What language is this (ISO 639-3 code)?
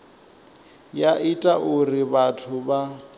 ven